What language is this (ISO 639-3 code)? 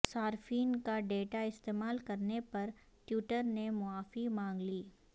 urd